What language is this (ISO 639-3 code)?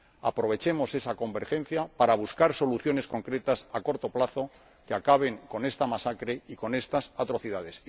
spa